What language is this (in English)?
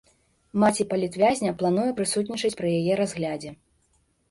Belarusian